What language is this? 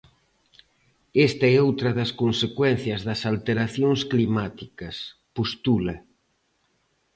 Galician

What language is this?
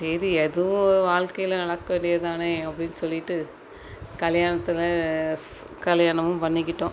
Tamil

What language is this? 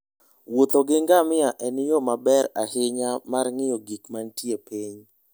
Luo (Kenya and Tanzania)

